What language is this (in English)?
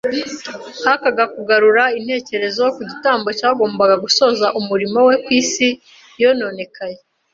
Kinyarwanda